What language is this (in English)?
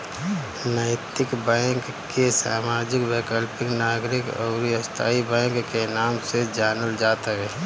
Bhojpuri